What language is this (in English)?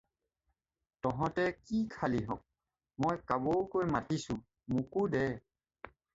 Assamese